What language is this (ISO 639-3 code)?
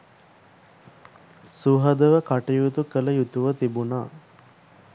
sin